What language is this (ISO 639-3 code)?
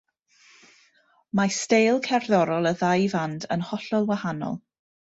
cym